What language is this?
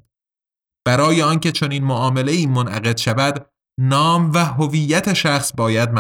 Persian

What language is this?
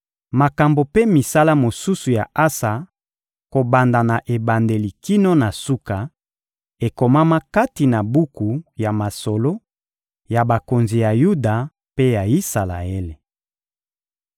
Lingala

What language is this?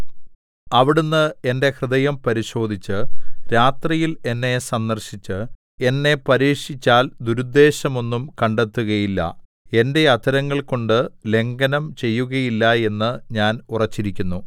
Malayalam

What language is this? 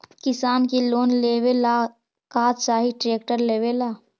Magahi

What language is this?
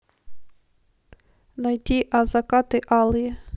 Russian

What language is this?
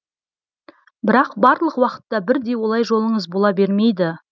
Kazakh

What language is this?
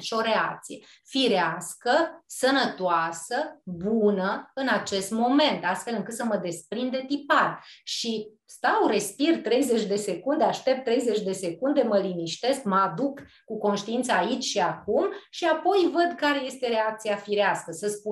Romanian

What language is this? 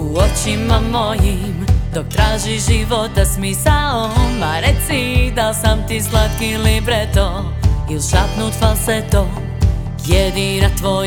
Croatian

